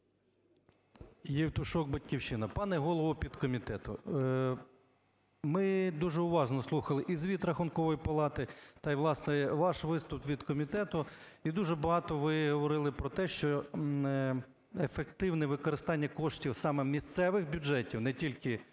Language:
Ukrainian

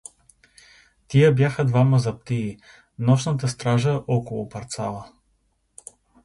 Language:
Bulgarian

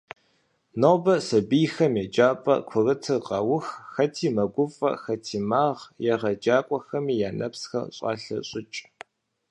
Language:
Kabardian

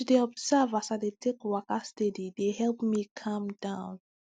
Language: Nigerian Pidgin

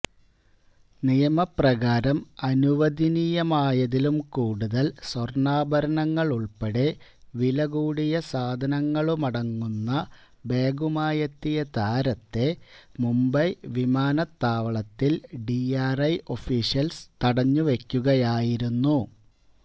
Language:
Malayalam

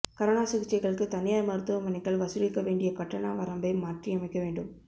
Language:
Tamil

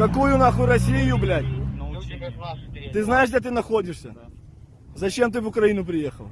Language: Russian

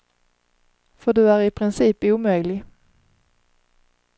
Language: Swedish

